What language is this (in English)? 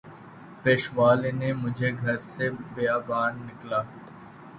Urdu